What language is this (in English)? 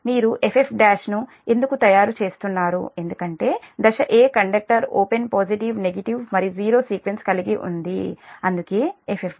Telugu